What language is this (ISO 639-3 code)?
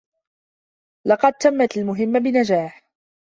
ara